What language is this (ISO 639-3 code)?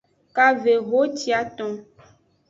ajg